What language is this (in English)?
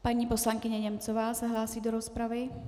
Czech